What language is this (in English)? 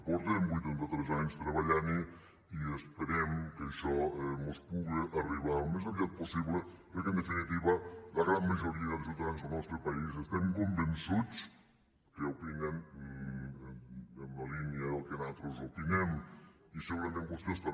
Catalan